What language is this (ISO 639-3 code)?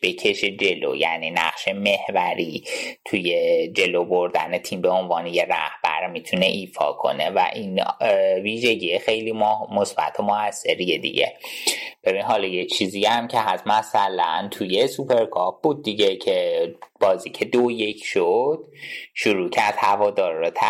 fas